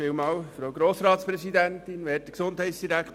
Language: Swiss German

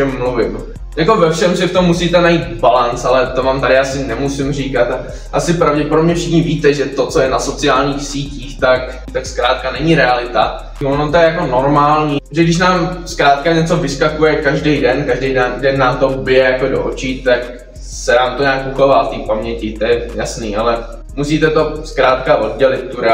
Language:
Czech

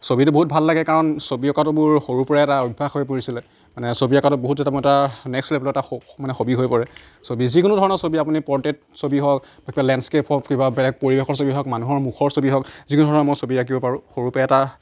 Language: Assamese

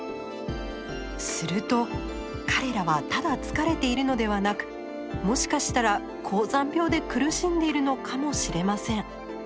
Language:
Japanese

